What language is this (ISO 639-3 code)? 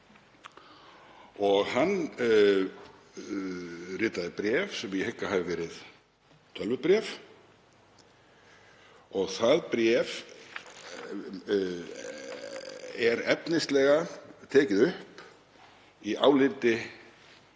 isl